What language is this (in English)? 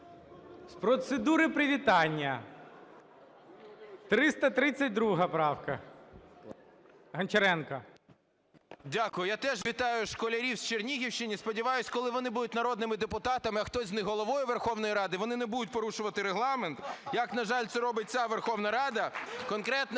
Ukrainian